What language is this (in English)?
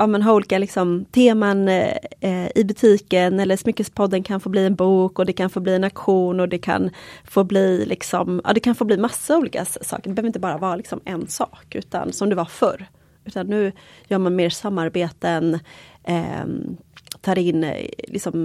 Swedish